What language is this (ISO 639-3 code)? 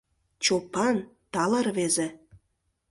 chm